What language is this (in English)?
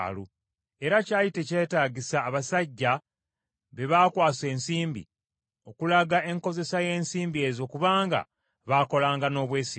Ganda